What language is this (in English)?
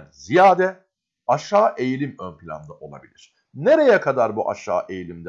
Turkish